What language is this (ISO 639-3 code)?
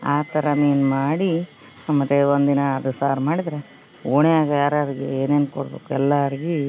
kan